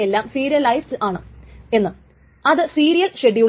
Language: Malayalam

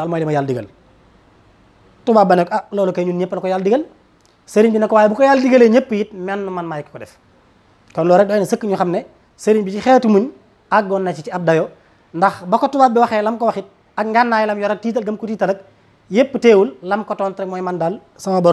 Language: French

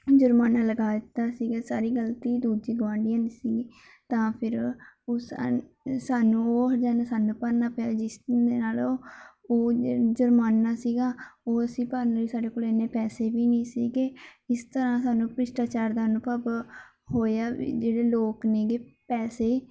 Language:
Punjabi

